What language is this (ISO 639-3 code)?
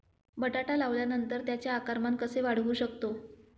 mar